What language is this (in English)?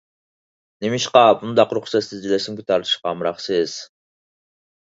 Uyghur